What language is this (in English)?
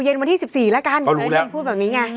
Thai